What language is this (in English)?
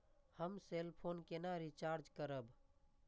Maithili